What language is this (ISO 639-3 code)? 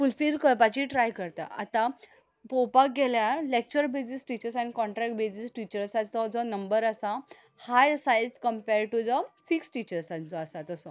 kok